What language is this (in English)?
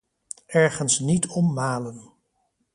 Dutch